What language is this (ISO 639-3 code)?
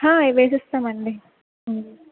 tel